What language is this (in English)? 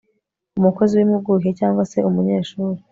Kinyarwanda